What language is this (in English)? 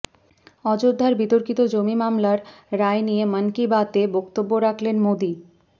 Bangla